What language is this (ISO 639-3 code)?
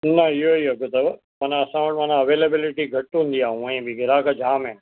snd